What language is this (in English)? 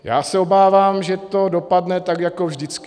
Czech